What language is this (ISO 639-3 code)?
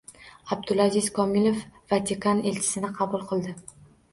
uzb